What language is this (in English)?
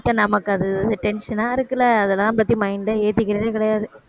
Tamil